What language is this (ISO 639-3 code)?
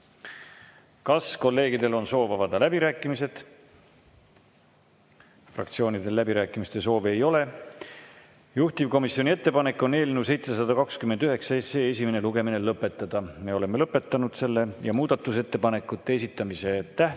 est